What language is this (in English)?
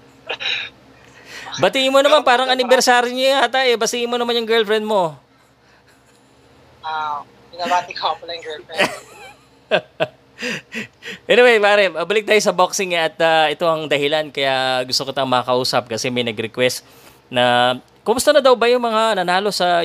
Filipino